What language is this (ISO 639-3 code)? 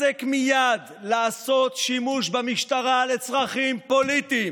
heb